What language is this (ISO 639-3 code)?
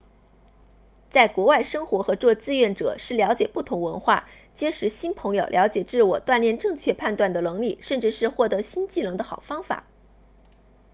zho